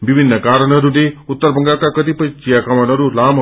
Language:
Nepali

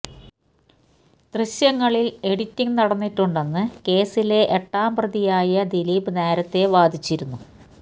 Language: Malayalam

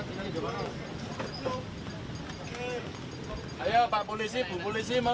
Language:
Indonesian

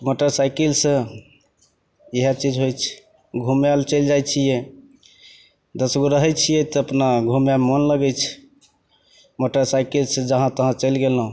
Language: Maithili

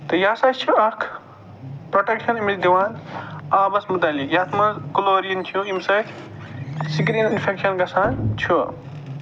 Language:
Kashmiri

